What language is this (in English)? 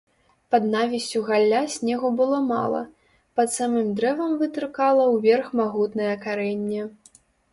Belarusian